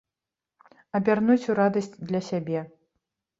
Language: Belarusian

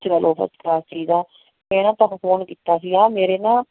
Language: Punjabi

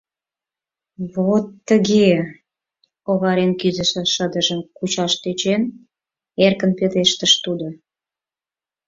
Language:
Mari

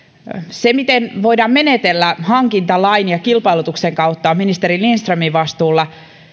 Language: Finnish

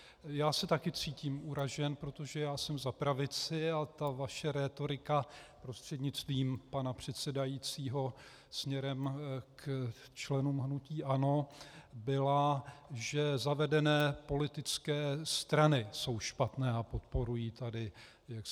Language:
Czech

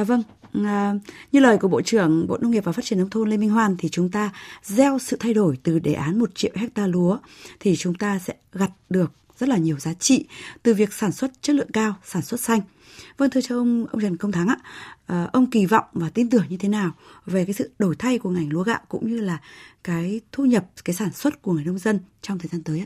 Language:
Vietnamese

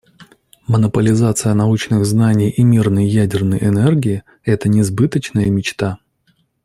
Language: Russian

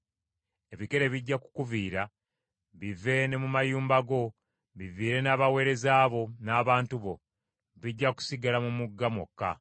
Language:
Ganda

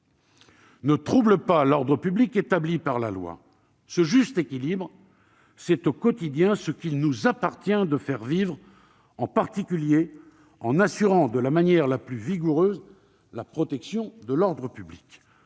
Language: French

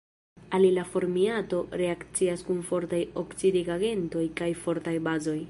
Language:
Esperanto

